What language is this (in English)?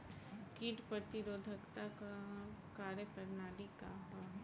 Bhojpuri